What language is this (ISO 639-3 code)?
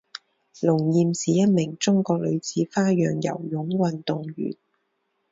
zho